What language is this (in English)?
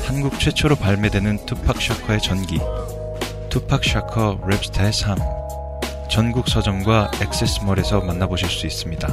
Korean